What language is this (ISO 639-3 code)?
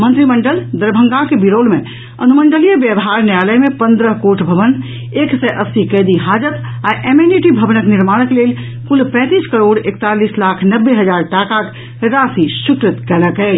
mai